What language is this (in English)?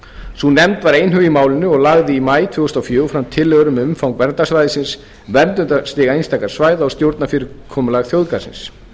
Icelandic